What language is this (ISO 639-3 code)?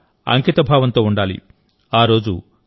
tel